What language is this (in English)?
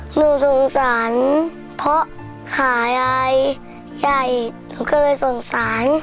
Thai